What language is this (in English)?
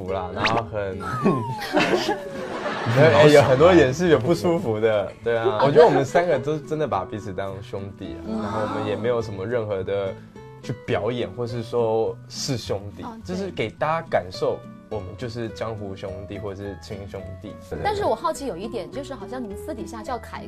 Chinese